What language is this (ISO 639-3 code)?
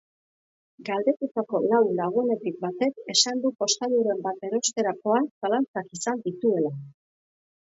eus